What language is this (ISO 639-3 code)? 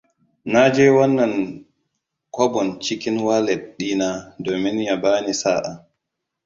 hau